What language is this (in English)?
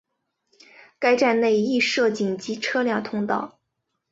Chinese